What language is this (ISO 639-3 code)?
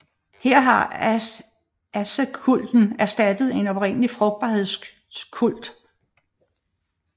dan